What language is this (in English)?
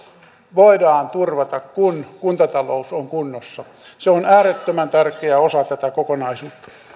Finnish